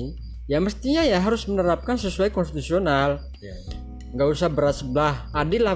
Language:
Indonesian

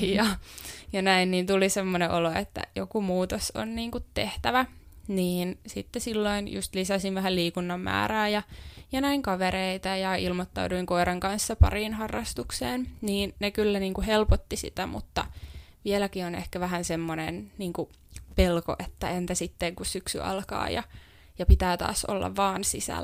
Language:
Finnish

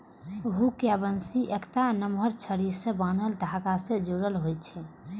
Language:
Maithili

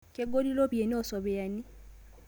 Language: Masai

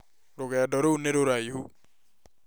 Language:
Kikuyu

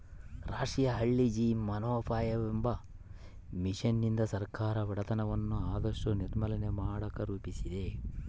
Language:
Kannada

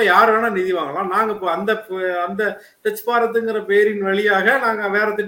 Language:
Tamil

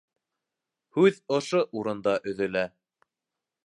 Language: Bashkir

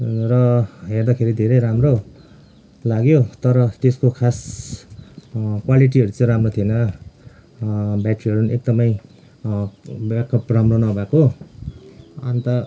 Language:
Nepali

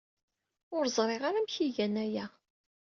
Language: Kabyle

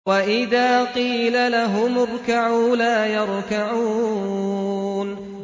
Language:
Arabic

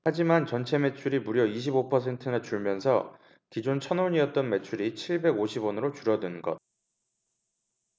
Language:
Korean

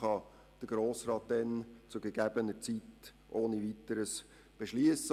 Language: Swiss German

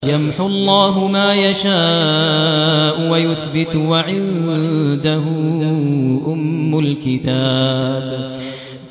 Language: Arabic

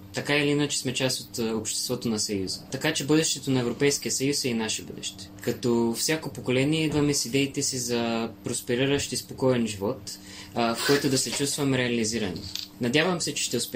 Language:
Bulgarian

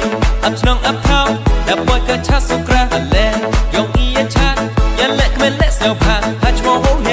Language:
Arabic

